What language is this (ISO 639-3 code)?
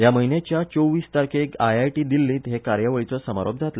kok